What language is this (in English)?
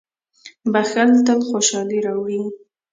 Pashto